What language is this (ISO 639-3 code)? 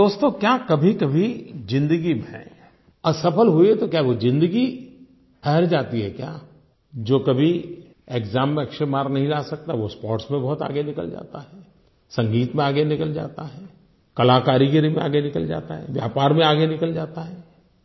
hin